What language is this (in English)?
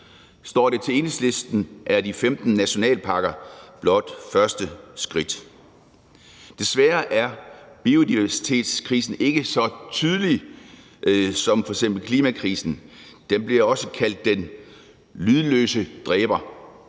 Danish